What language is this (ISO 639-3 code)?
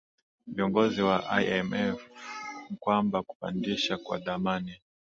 swa